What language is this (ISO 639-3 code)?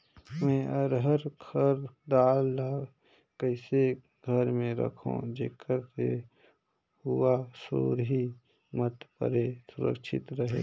hne